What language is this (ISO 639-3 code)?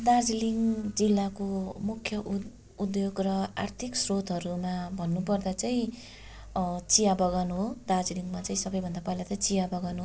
nep